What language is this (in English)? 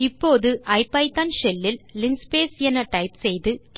Tamil